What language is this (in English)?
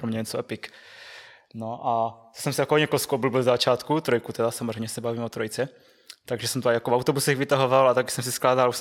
Czech